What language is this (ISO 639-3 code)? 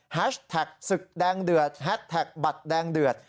tha